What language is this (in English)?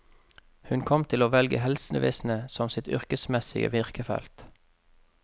Norwegian